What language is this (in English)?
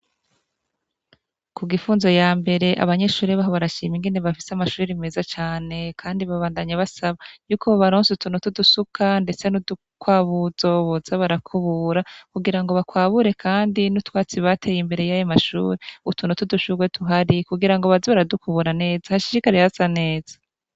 Rundi